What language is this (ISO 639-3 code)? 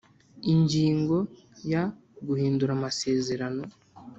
kin